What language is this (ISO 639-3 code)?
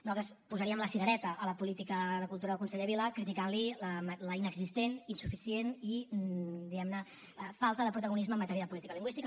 cat